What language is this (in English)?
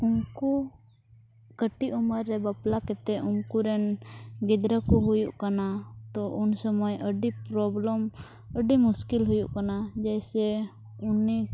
Santali